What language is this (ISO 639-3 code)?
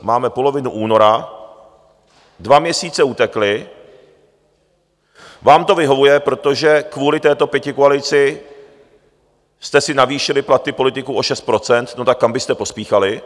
ces